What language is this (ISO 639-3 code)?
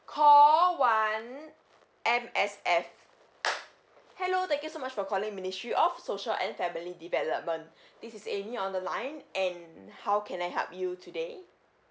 eng